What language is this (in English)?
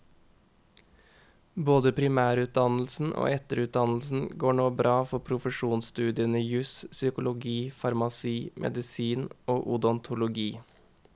Norwegian